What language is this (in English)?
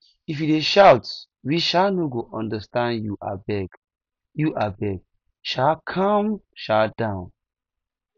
Nigerian Pidgin